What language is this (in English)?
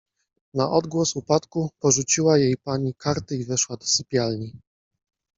Polish